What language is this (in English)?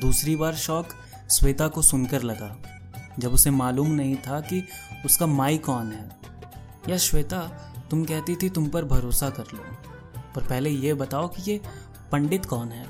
Hindi